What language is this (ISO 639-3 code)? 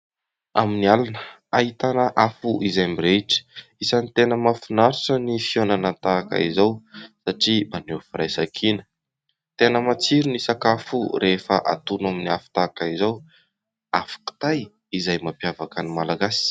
mlg